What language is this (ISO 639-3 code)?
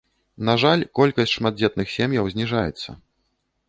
bel